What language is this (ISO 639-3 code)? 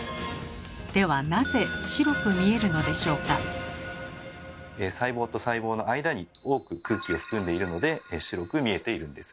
jpn